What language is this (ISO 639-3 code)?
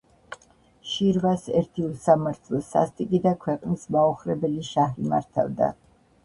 kat